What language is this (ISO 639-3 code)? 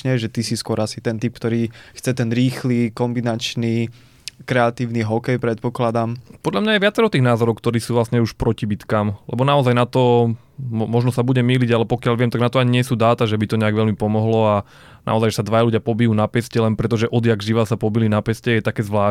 slk